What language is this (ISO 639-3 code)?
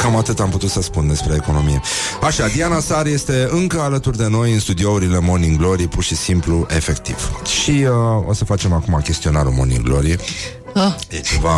ron